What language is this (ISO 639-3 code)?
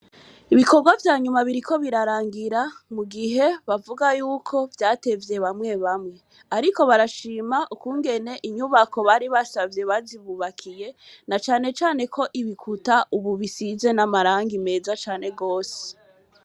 run